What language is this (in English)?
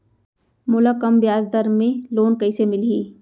Chhattisgarhi